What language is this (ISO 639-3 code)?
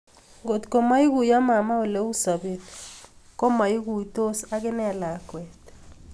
kln